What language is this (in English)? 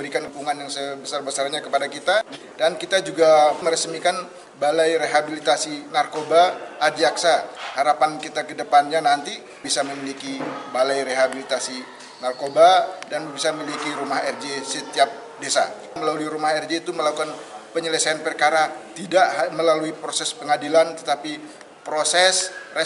Indonesian